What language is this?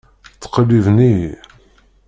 Kabyle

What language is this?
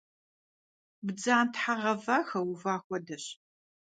Kabardian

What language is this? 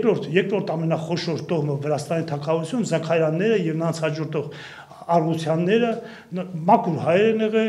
Romanian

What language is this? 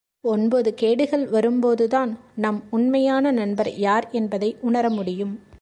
Tamil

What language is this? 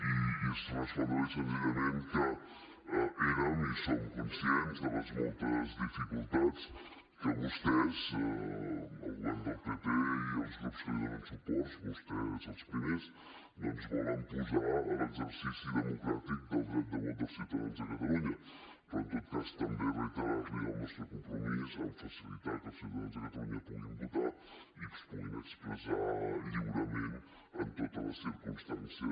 Catalan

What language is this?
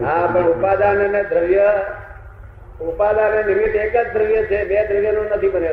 Gujarati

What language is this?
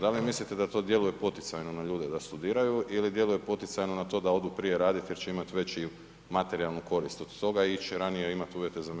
Croatian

